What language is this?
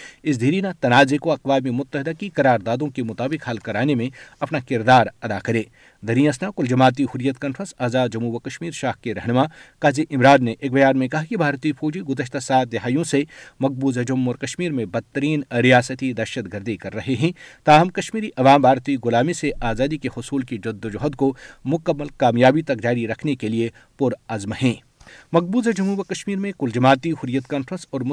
Urdu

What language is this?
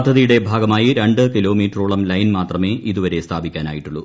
Malayalam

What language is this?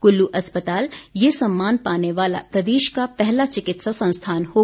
Hindi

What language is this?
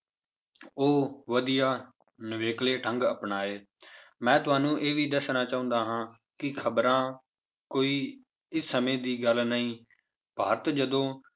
Punjabi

